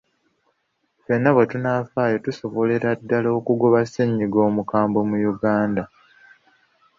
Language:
Ganda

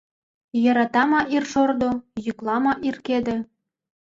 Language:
Mari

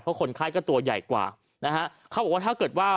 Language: Thai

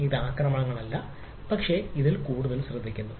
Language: Malayalam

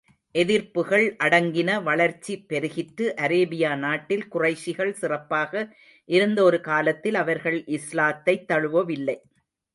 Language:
Tamil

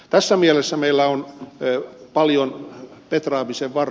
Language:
Finnish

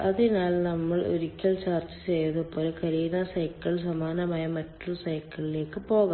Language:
Malayalam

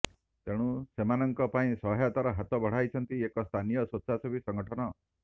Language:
Odia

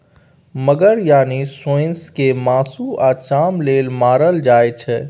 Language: Maithili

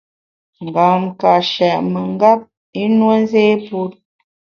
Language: Bamun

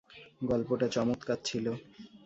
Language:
Bangla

